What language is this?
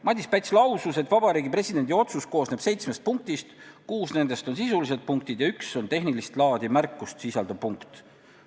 Estonian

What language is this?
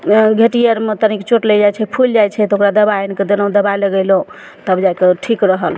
Maithili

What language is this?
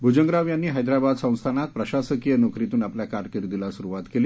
Marathi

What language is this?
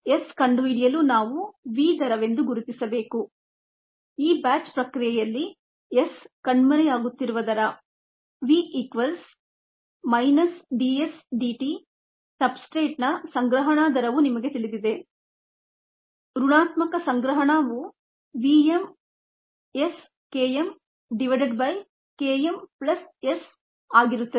Kannada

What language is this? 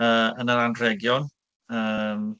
Welsh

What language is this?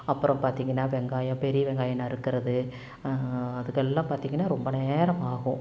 Tamil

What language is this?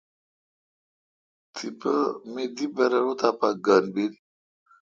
Kalkoti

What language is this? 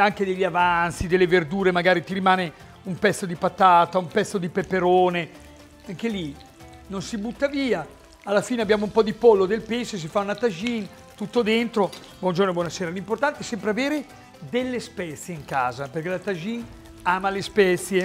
Italian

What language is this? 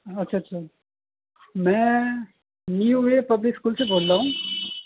Urdu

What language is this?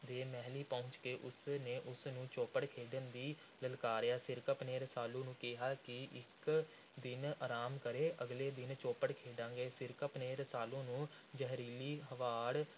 Punjabi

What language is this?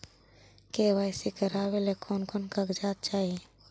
Magahi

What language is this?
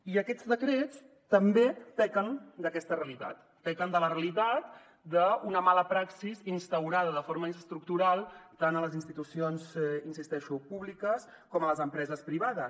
Catalan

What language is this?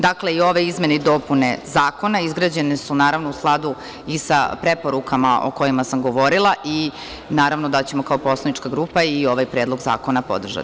Serbian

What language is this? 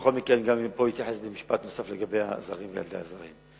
Hebrew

